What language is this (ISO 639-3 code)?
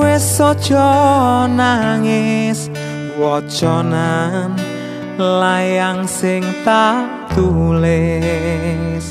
ind